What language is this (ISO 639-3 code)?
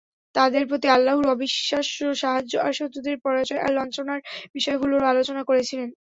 ben